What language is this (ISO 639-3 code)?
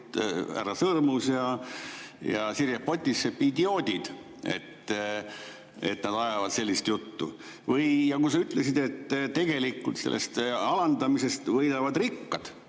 est